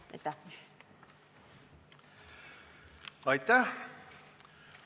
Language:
Estonian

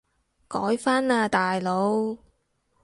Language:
Cantonese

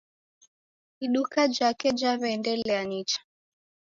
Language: Taita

